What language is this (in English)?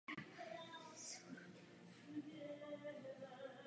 Czech